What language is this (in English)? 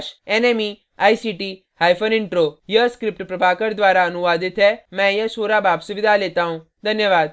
Hindi